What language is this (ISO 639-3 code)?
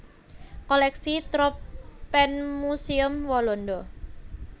jav